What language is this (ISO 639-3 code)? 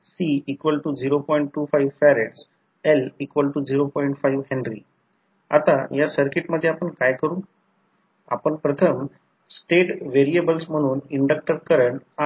mar